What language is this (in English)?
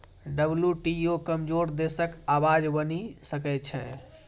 Maithili